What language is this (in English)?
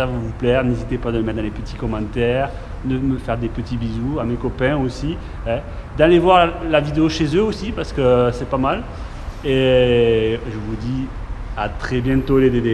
French